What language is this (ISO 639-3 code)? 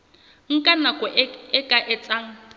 sot